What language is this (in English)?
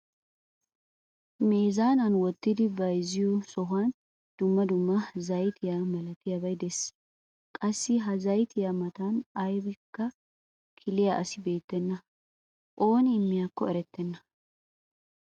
Wolaytta